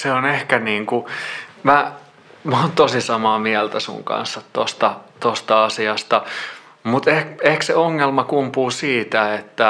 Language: Finnish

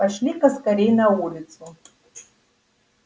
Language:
Russian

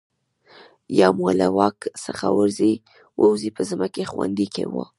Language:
Pashto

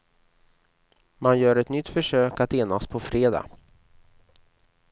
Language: Swedish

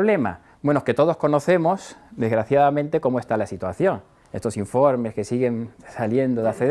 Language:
Spanish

